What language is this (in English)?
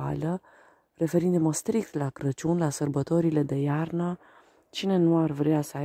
Romanian